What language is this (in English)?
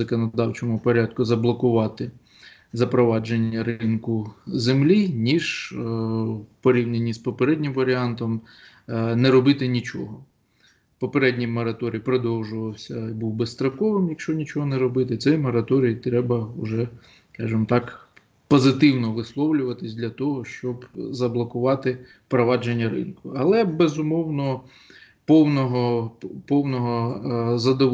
Ukrainian